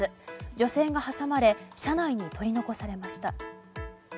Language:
Japanese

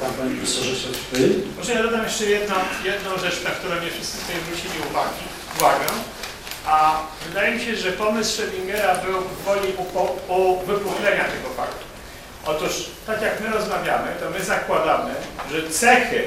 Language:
Polish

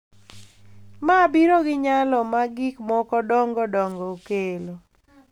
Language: Luo (Kenya and Tanzania)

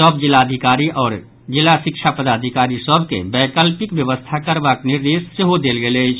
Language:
Maithili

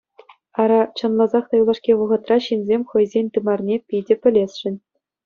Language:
Chuvash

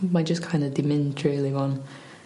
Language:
Welsh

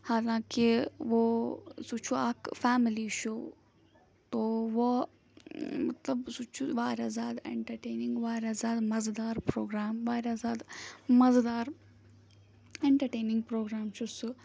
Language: Kashmiri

